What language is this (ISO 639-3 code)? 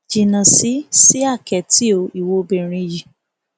yor